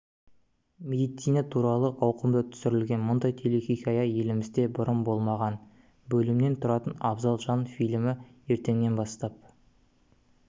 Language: Kazakh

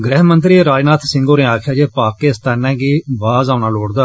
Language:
Dogri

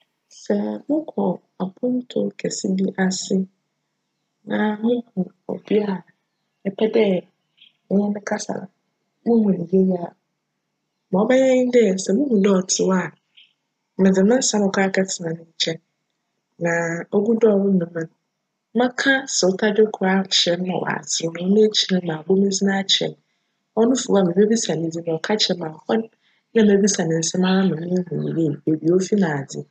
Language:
Akan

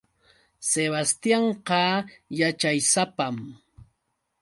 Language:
Yauyos Quechua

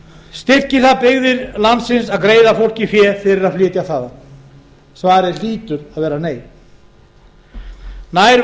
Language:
Icelandic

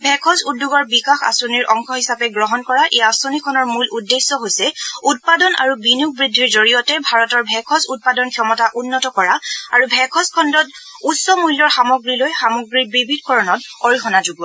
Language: Assamese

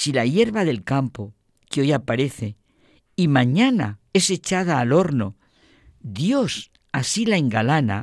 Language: Spanish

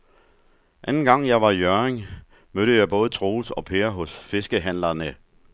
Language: Danish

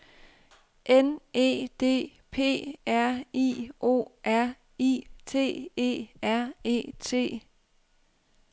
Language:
Danish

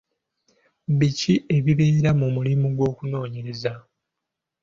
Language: Ganda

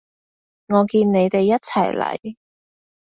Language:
Cantonese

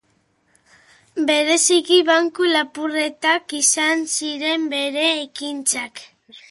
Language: Basque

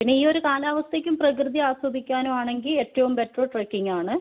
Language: Malayalam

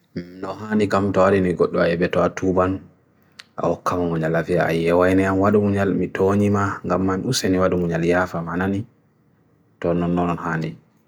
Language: Bagirmi Fulfulde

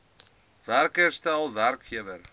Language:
Afrikaans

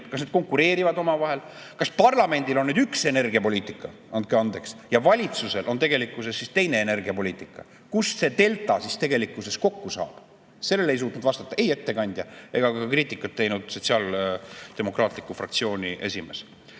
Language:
Estonian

